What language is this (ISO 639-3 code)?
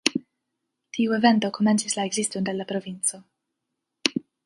epo